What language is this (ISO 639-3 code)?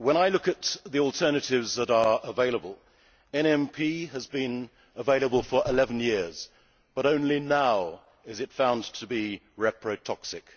eng